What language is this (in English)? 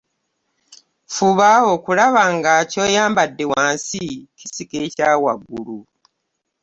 Ganda